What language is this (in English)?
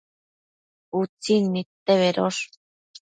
Matsés